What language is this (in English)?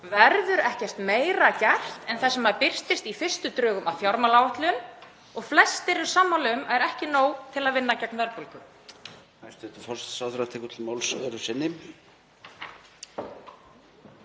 Icelandic